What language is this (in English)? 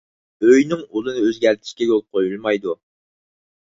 Uyghur